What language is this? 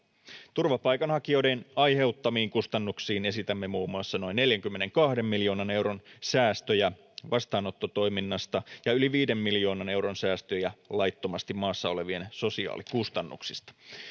Finnish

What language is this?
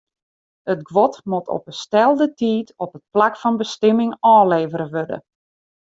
Western Frisian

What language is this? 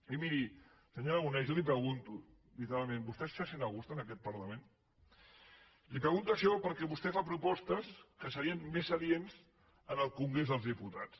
Catalan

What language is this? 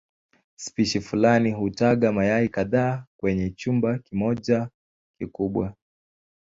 Swahili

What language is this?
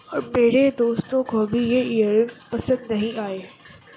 Urdu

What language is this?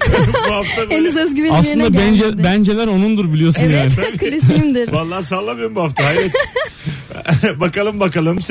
Turkish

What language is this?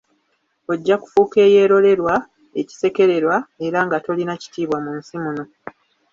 Ganda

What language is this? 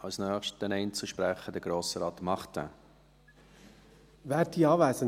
Swiss German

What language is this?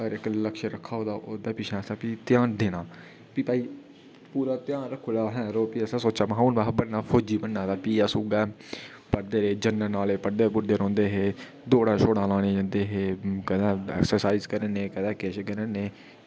Dogri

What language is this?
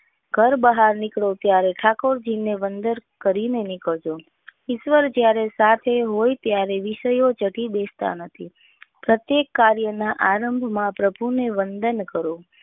Gujarati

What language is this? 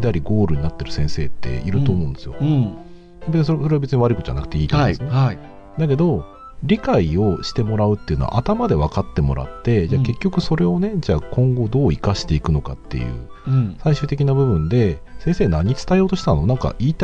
Japanese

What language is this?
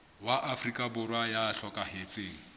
Southern Sotho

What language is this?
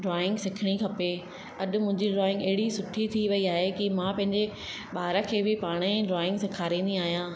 Sindhi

